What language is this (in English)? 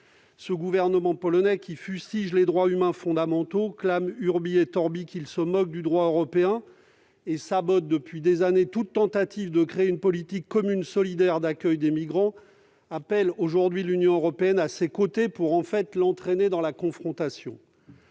French